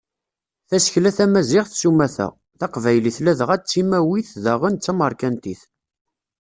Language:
Kabyle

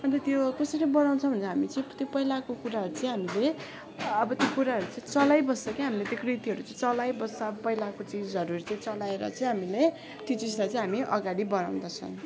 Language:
Nepali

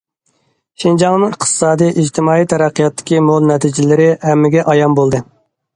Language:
Uyghur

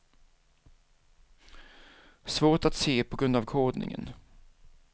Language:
Swedish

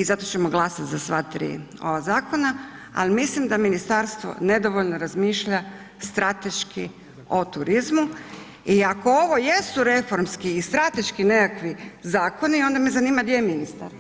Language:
Croatian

